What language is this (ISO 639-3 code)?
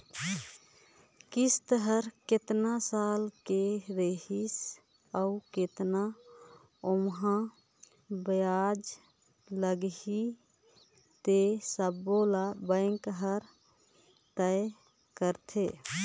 hne